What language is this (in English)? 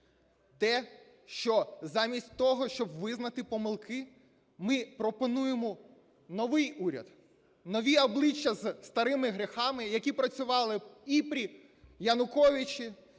Ukrainian